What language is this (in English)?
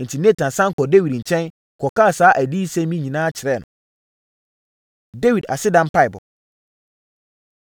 Akan